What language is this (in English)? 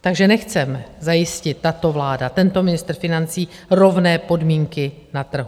Czech